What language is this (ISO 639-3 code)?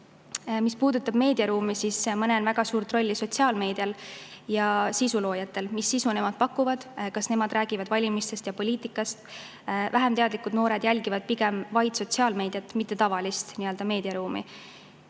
est